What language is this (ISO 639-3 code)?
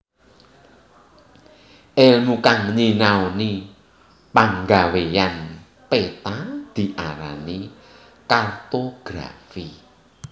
jav